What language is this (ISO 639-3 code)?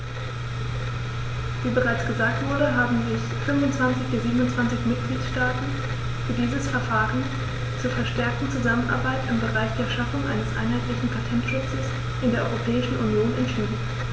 deu